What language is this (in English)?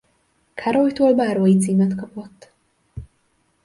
Hungarian